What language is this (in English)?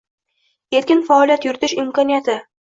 Uzbek